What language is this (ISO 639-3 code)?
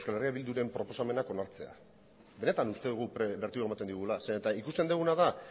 eus